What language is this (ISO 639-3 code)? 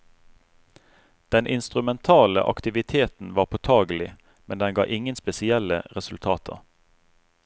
nor